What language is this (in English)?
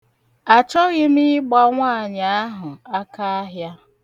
Igbo